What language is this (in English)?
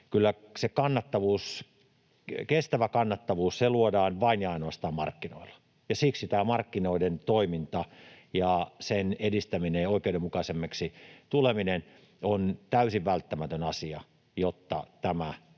Finnish